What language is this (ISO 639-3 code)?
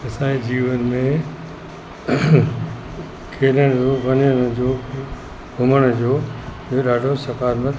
snd